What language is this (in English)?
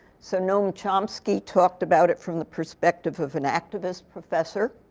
English